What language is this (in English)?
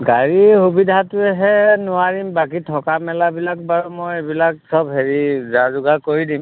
Assamese